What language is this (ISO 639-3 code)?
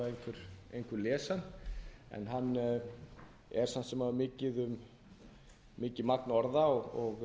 isl